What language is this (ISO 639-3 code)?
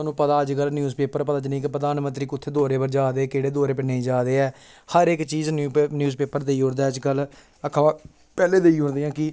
doi